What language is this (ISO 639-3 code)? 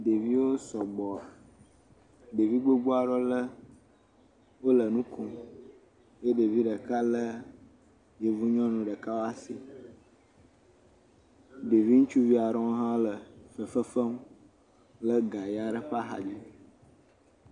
ewe